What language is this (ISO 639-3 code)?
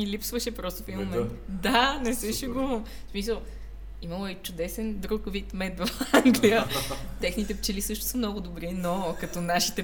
bul